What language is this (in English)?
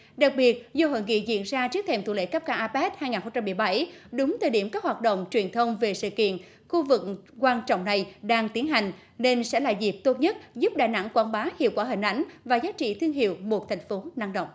Vietnamese